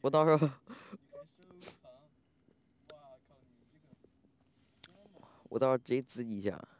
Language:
Chinese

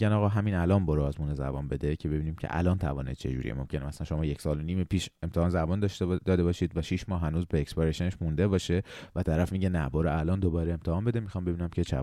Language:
Persian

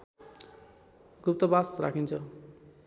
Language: Nepali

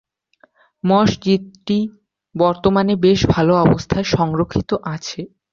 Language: Bangla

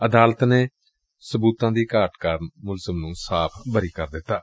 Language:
Punjabi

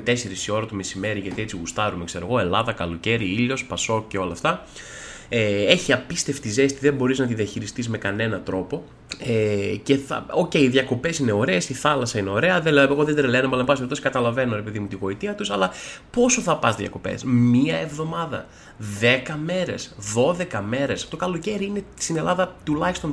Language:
Greek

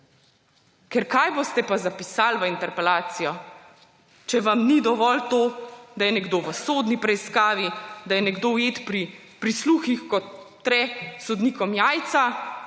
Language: Slovenian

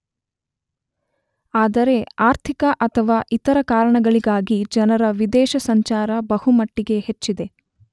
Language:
Kannada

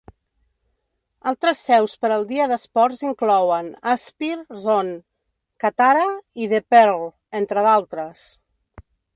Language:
Catalan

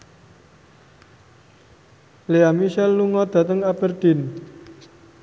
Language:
Javanese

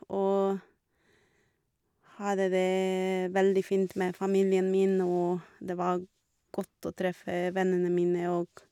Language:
Norwegian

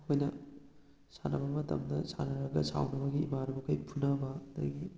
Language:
Manipuri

